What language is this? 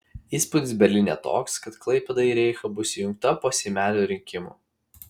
Lithuanian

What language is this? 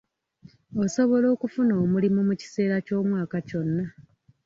Ganda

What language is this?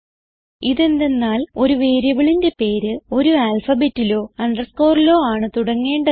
Malayalam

